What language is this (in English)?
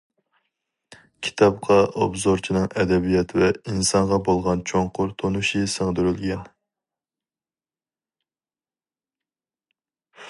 Uyghur